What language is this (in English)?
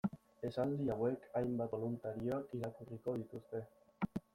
Basque